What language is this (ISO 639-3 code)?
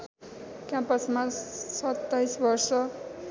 nep